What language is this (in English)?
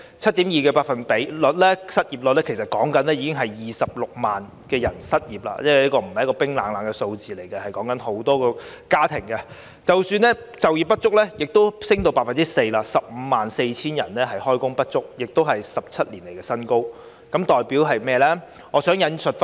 Cantonese